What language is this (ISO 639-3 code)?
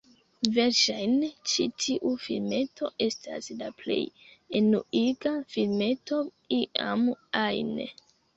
epo